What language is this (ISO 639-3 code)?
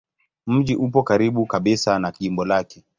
swa